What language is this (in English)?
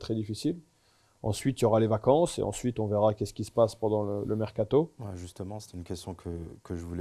French